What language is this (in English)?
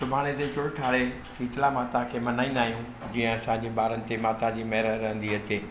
Sindhi